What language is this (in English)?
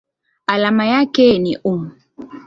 Swahili